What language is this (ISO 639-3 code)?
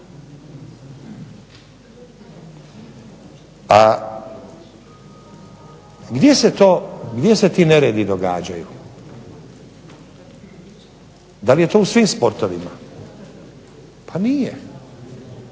hrv